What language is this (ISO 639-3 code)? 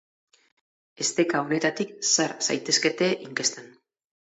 eus